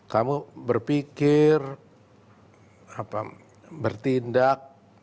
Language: Indonesian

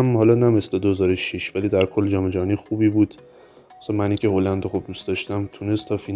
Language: Persian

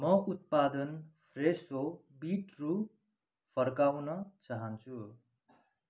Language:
Nepali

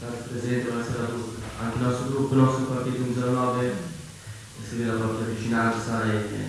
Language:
Italian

